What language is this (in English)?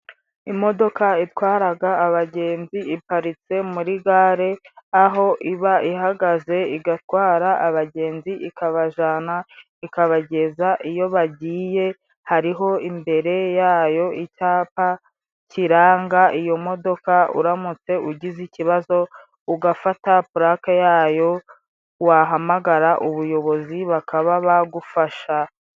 Kinyarwanda